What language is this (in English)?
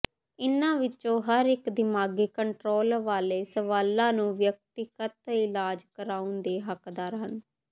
Punjabi